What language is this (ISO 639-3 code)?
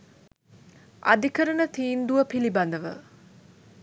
sin